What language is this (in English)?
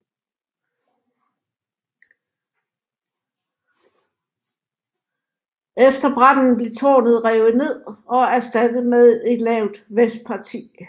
Danish